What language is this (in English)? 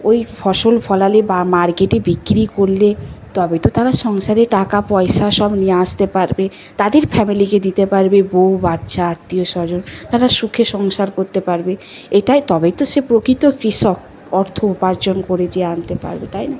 Bangla